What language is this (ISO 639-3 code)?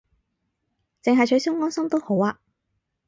yue